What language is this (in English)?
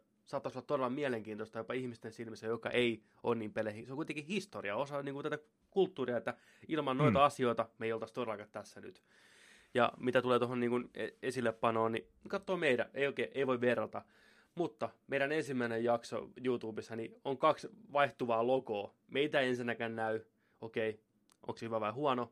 Finnish